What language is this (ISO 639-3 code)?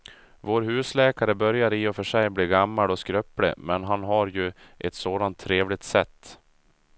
swe